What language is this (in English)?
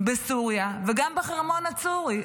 Hebrew